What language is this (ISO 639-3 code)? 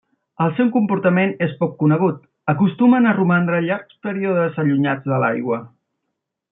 cat